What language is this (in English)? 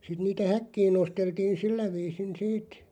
Finnish